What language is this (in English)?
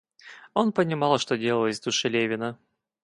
Russian